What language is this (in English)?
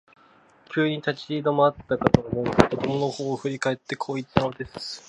Japanese